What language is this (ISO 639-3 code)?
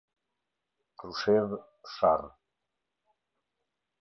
sqi